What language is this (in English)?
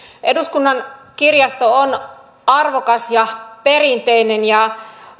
Finnish